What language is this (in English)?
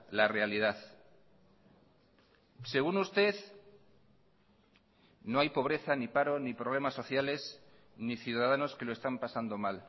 Spanish